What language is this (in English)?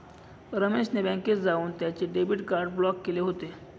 Marathi